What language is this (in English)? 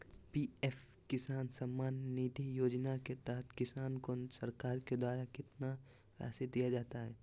Magahi